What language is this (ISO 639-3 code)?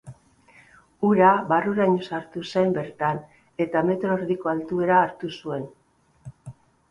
eus